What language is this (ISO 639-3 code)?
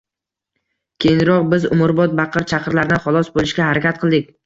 uzb